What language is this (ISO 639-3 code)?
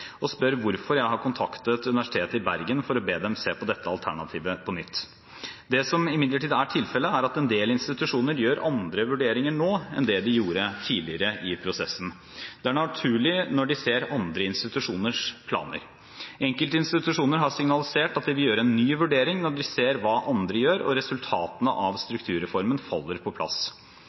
nob